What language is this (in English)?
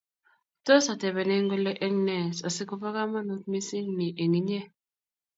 Kalenjin